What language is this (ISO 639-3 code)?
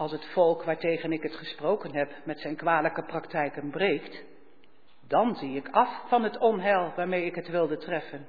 nld